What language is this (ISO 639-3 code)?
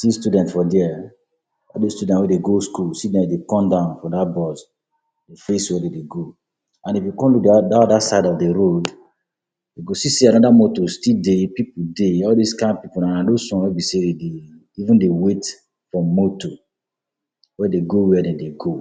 pcm